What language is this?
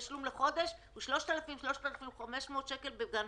Hebrew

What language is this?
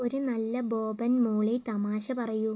Malayalam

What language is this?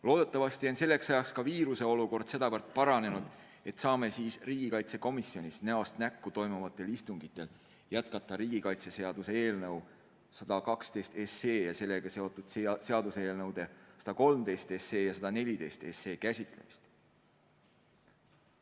Estonian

